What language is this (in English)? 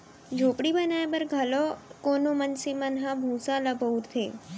Chhattisgarhi